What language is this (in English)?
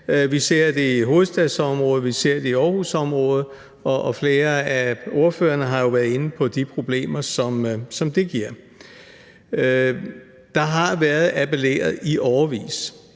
Danish